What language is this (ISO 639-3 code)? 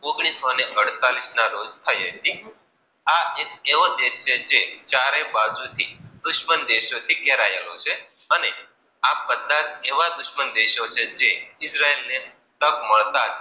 guj